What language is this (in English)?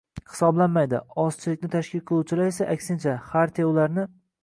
Uzbek